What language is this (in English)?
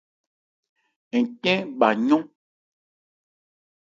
Ebrié